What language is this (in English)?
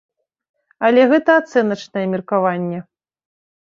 Belarusian